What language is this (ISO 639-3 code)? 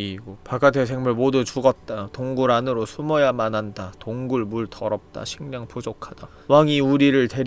kor